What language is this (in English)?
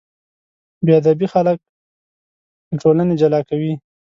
Pashto